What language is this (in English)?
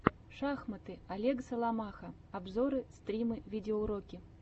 Russian